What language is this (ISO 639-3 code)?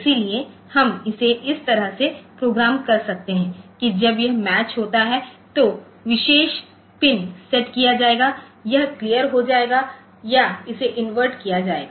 hin